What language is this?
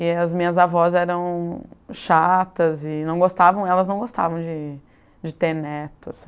Portuguese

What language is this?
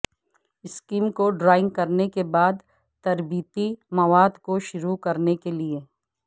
Urdu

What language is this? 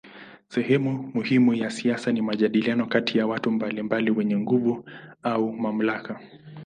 Swahili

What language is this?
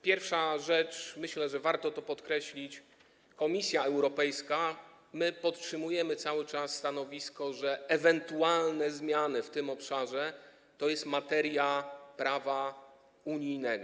Polish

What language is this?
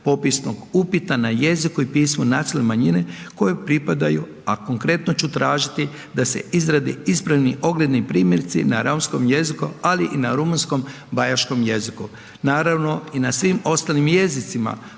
Croatian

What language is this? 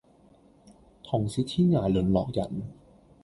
Cantonese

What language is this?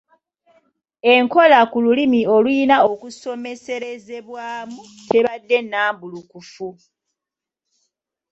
Ganda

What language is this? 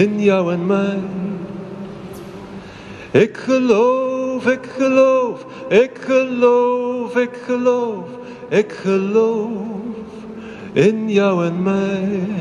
Dutch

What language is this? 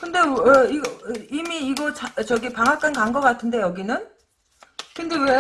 Korean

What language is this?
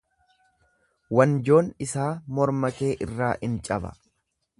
Oromo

